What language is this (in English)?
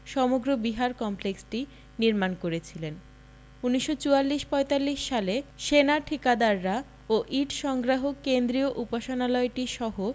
Bangla